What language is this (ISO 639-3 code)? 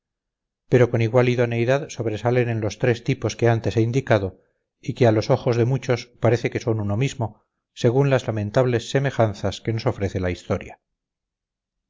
spa